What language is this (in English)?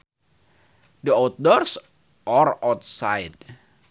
Sundanese